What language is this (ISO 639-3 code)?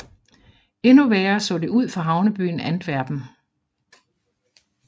dan